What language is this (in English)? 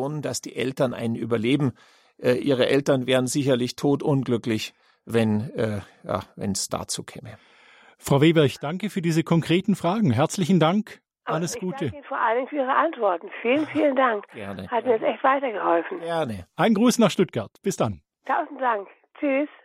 German